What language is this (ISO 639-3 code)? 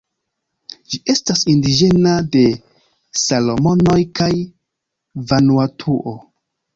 epo